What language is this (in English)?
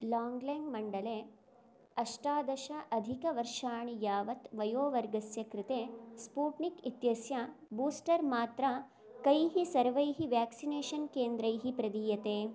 Sanskrit